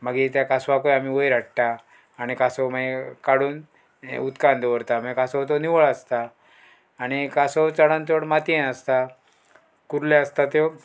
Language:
Konkani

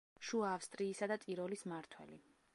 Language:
Georgian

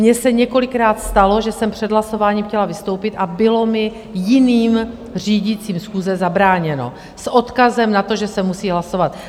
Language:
Czech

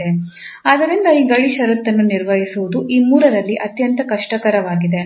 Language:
Kannada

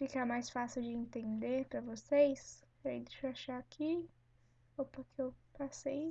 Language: Portuguese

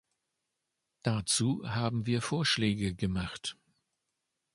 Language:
German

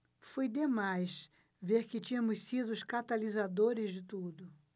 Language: Portuguese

